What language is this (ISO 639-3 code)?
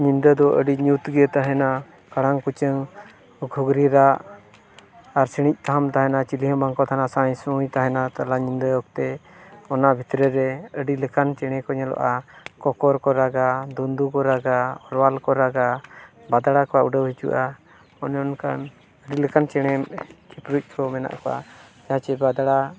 sat